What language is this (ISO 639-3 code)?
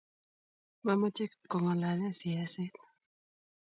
kln